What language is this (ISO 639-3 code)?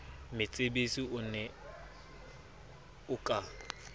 sot